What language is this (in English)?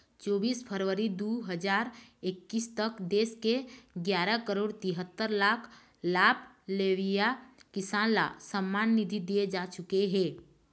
Chhattisgarhi